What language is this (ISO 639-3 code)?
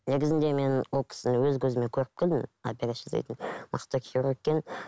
kaz